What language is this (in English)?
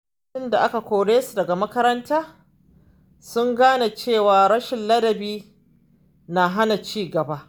Hausa